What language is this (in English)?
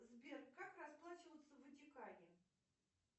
Russian